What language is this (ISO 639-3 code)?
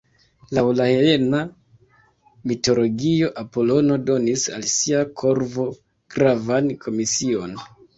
epo